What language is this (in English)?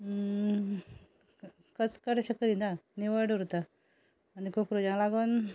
Konkani